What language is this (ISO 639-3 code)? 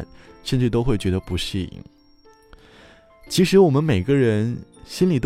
zho